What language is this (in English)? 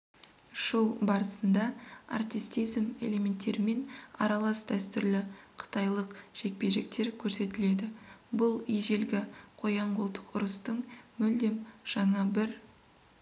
Kazakh